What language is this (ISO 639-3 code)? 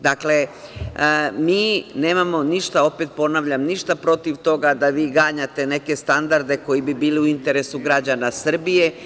srp